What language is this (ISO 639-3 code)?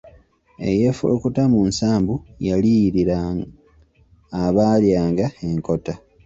lug